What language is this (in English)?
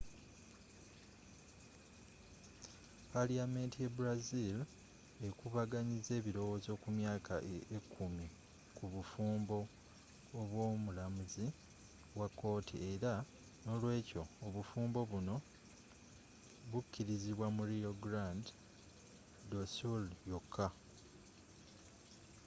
Ganda